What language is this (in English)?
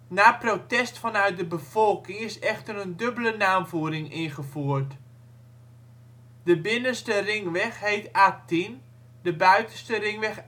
Dutch